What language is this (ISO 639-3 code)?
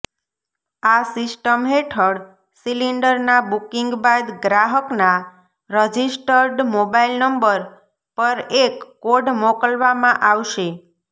guj